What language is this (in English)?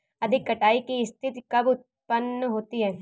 Hindi